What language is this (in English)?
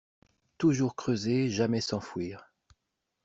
French